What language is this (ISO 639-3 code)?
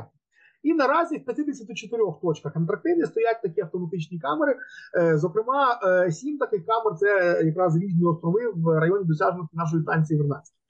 ukr